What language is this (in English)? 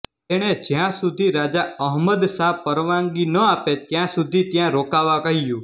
Gujarati